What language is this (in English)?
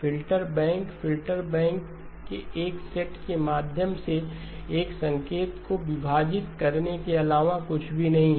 Hindi